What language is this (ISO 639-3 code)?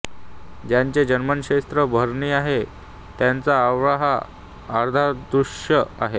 mar